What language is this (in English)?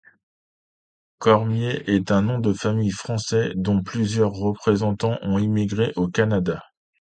French